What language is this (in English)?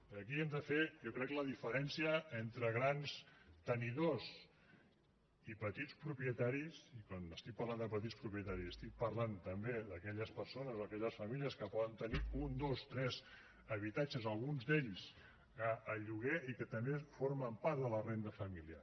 Catalan